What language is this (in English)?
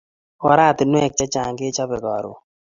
Kalenjin